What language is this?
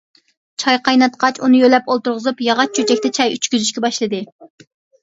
Uyghur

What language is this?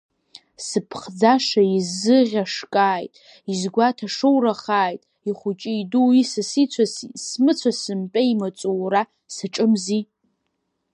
Abkhazian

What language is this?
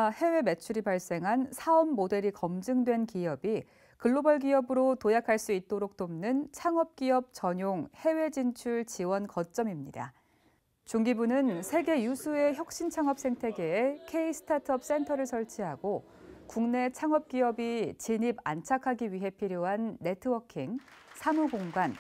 Korean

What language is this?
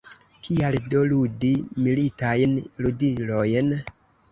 Esperanto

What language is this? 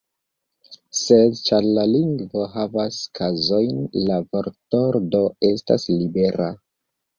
Esperanto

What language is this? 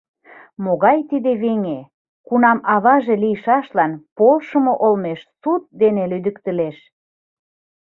Mari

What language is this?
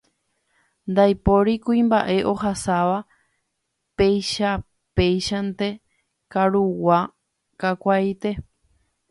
Guarani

